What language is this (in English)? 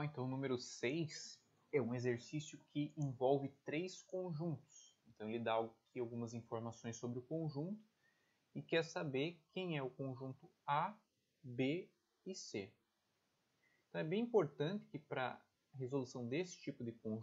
Portuguese